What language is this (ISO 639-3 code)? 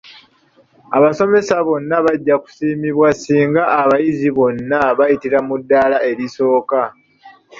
lug